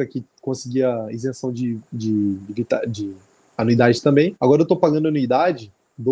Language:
Portuguese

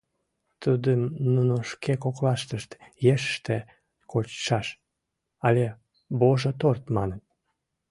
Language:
Mari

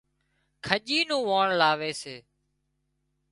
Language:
Wadiyara Koli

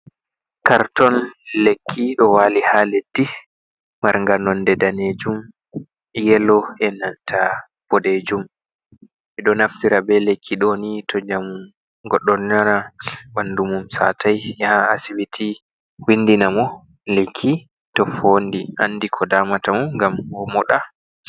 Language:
Fula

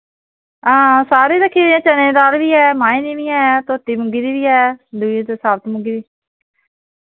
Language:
Dogri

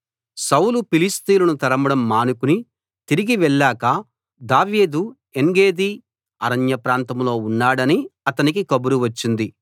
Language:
Telugu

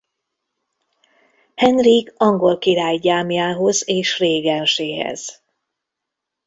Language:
Hungarian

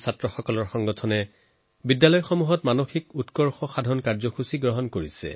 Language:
Assamese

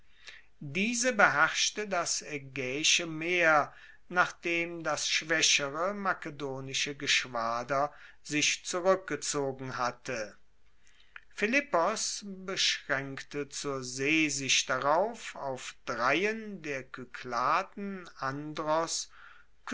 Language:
German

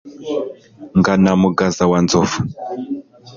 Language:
Kinyarwanda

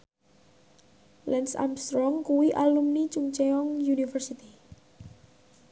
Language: Javanese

